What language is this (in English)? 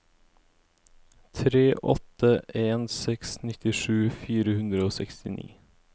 Norwegian